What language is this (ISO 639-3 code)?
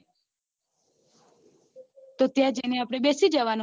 guj